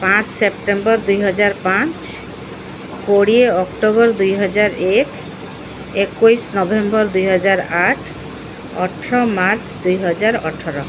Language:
Odia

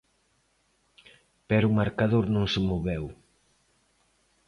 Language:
Galician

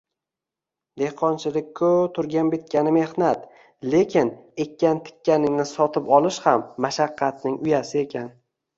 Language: Uzbek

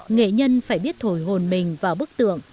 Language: Vietnamese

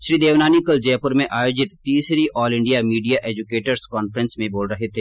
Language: Hindi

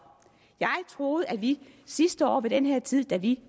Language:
Danish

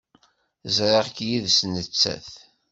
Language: Kabyle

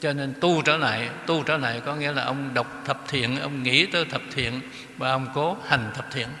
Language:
Vietnamese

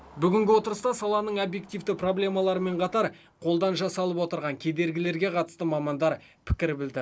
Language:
Kazakh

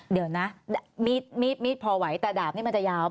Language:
Thai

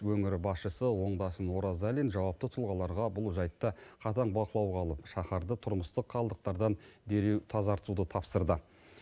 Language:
Kazakh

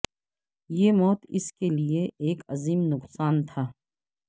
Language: Urdu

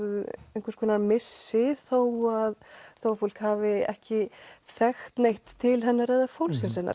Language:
Icelandic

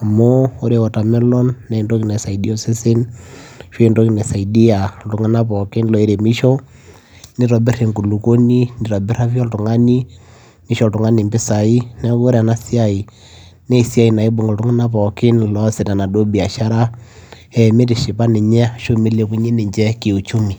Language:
Masai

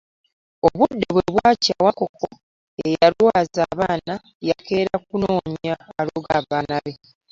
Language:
Ganda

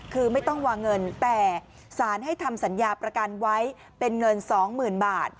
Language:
Thai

